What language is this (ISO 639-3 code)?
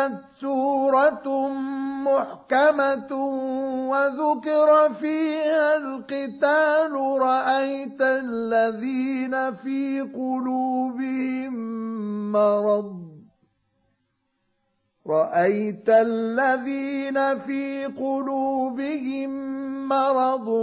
ara